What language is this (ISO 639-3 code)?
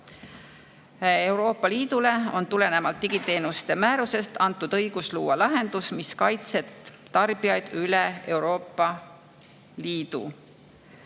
est